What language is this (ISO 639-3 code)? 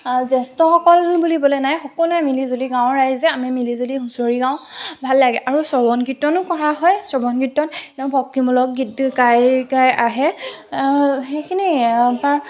asm